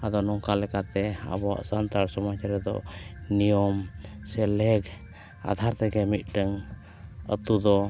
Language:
Santali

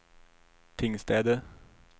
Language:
Swedish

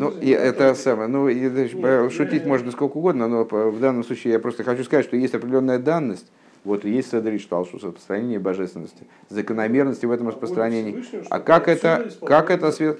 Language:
Russian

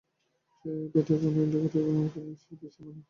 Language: Bangla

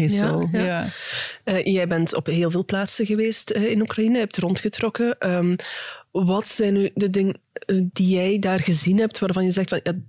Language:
Dutch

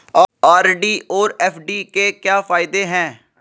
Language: Hindi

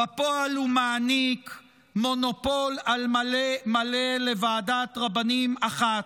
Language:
Hebrew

